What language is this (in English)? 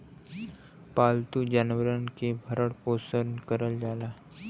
Bhojpuri